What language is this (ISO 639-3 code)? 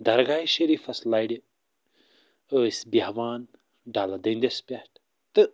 kas